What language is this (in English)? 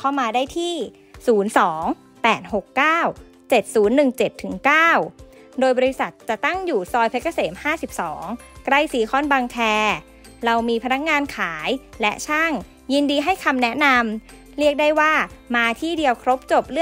Thai